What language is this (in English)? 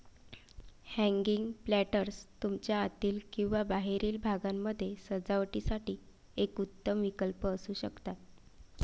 Marathi